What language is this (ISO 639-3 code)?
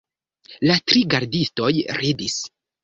epo